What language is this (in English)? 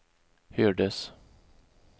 Swedish